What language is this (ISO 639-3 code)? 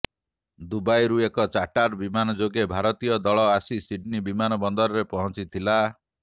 ori